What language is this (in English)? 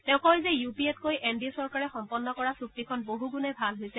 Assamese